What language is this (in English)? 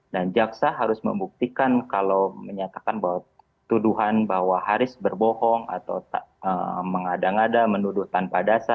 Indonesian